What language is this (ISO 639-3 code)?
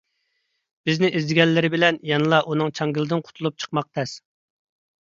uig